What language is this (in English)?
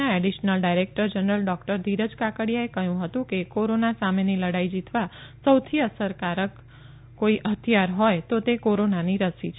Gujarati